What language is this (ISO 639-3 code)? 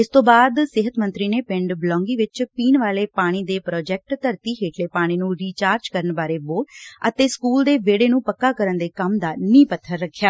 pan